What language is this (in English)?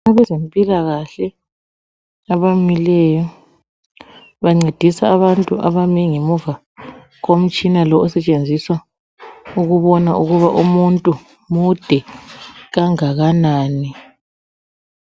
North Ndebele